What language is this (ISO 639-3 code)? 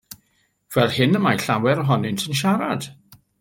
cym